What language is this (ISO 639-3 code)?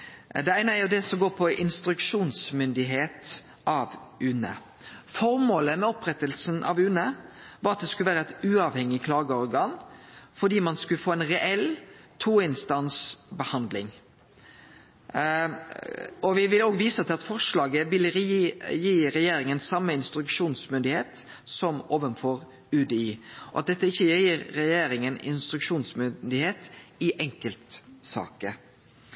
nno